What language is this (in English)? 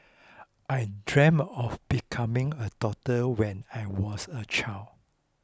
English